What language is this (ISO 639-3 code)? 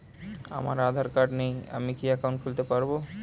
ben